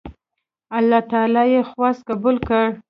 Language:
Pashto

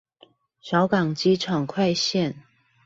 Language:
Chinese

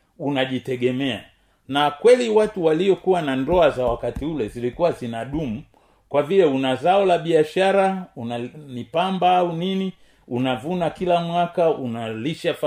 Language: Swahili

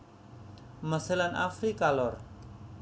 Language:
Javanese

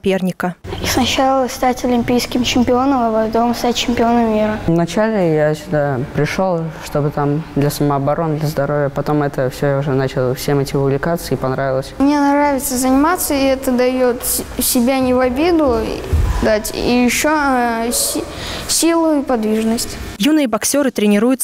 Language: Russian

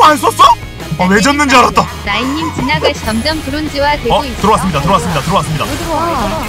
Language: Korean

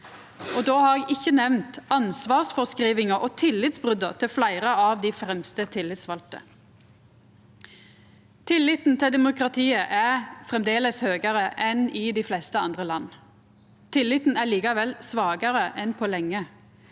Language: Norwegian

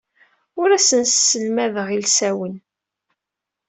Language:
Kabyle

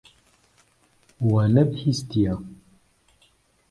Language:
Kurdish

